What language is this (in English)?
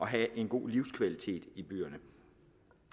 Danish